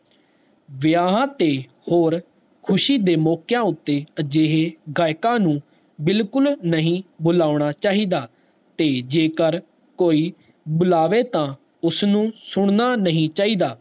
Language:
Punjabi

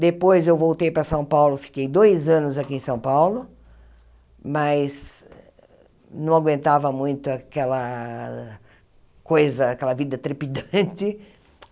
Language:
Portuguese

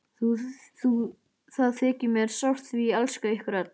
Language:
Icelandic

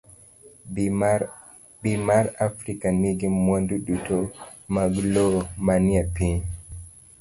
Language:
Luo (Kenya and Tanzania)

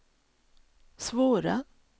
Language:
Swedish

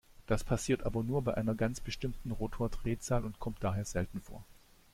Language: German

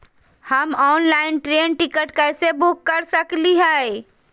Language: Magahi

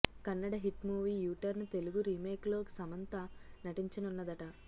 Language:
Telugu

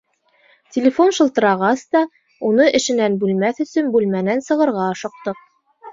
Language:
Bashkir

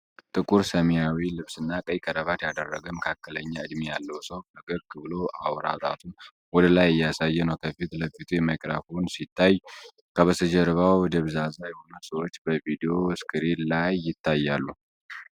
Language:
Amharic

